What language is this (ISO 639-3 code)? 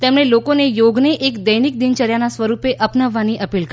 guj